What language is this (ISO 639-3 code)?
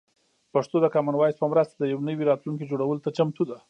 pus